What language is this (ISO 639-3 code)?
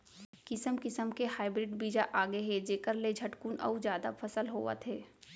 hne